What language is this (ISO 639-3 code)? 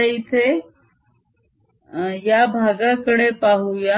mar